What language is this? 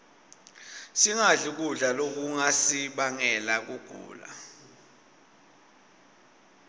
Swati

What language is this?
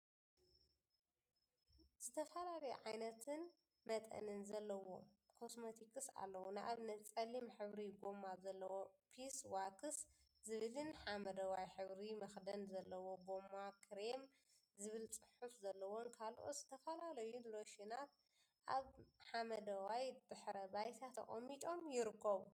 Tigrinya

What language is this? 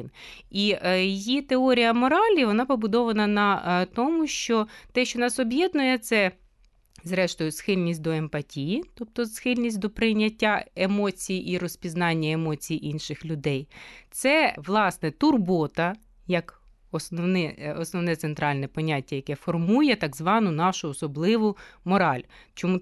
Ukrainian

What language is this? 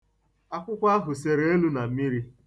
Igbo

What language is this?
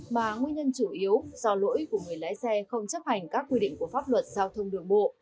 Vietnamese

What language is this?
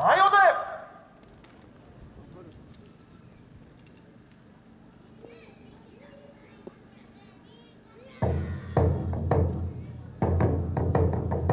Japanese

